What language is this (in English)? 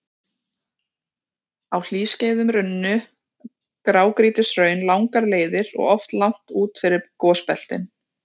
Icelandic